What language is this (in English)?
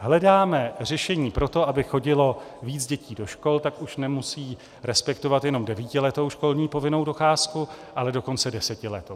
Czech